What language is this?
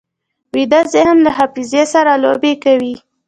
Pashto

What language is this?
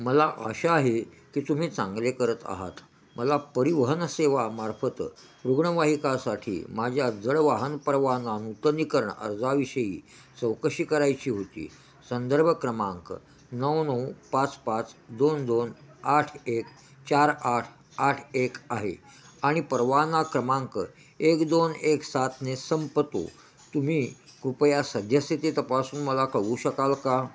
Marathi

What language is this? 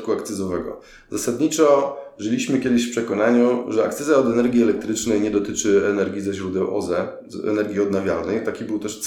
Polish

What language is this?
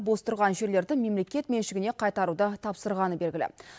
Kazakh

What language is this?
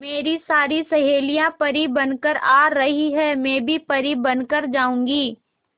Hindi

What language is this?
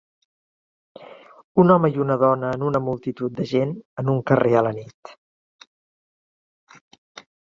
Catalan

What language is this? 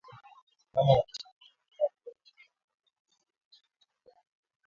Swahili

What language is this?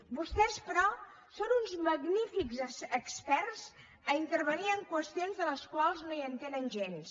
Catalan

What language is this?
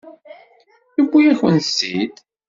Kabyle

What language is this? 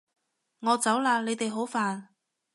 Cantonese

